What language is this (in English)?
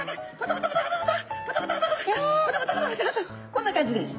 Japanese